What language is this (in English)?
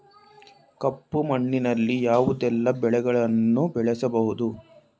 Kannada